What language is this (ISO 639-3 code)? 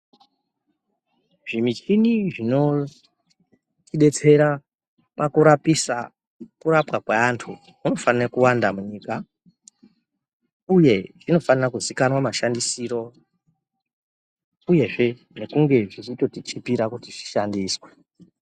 ndc